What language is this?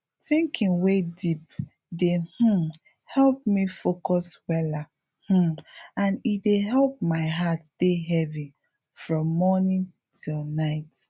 Nigerian Pidgin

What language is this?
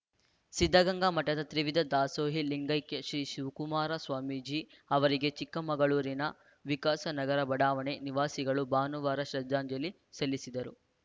Kannada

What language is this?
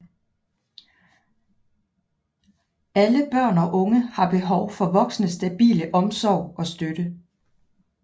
Danish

